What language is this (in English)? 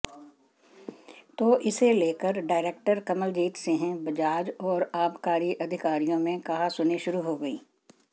Hindi